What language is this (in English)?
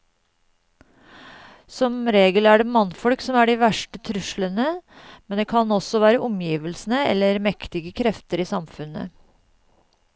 Norwegian